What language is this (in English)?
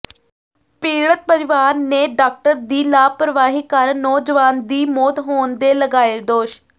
Punjabi